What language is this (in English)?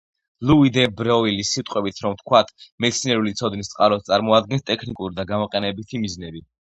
Georgian